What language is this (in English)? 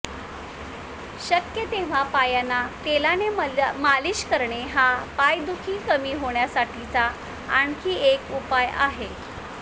Marathi